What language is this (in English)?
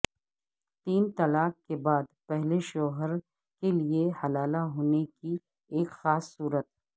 Urdu